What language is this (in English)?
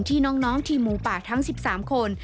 Thai